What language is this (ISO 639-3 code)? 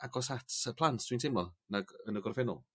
cym